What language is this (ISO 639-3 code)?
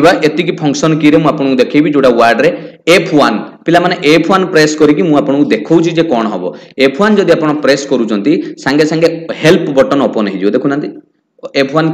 hin